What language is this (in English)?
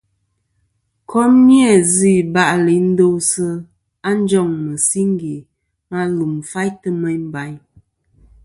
Kom